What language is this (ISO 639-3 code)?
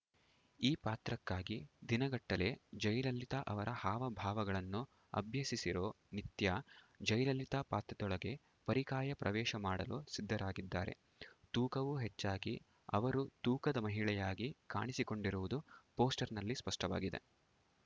kan